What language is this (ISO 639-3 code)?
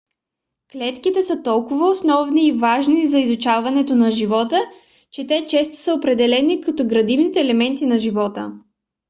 bul